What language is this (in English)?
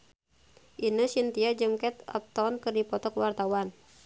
Sundanese